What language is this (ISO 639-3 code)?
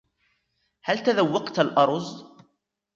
ara